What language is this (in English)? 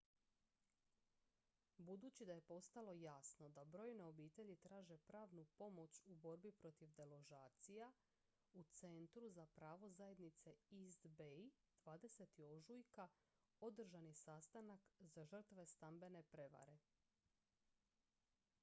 Croatian